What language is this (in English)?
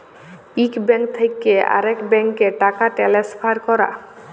Bangla